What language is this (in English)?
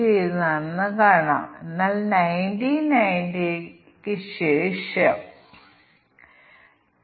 Malayalam